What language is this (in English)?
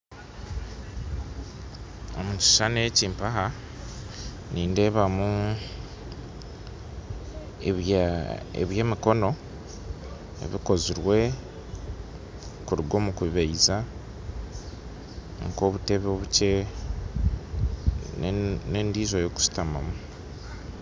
Nyankole